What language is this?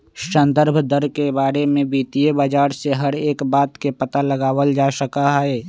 Magahi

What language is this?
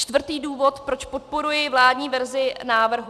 Czech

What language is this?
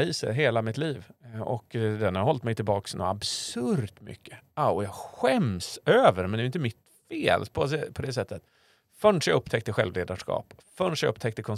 Swedish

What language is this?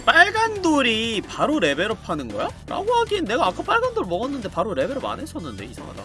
Korean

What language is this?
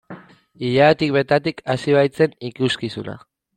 Basque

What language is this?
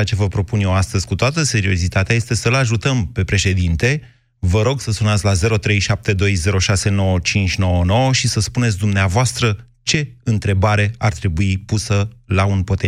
Romanian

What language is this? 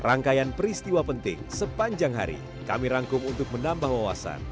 Indonesian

